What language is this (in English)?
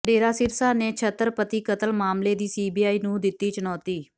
Punjabi